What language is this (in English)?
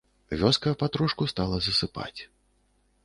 Belarusian